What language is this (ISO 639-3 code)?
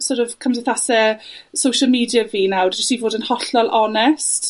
cym